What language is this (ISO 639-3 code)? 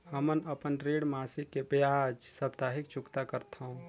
hne